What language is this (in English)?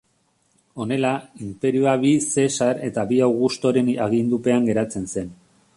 Basque